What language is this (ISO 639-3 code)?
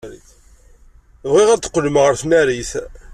kab